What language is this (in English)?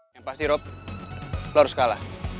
Indonesian